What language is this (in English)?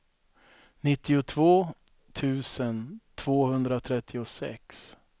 Swedish